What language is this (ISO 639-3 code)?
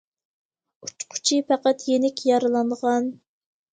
uig